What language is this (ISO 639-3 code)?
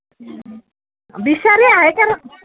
asm